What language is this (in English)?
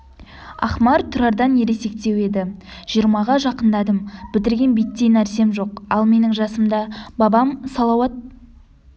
Kazakh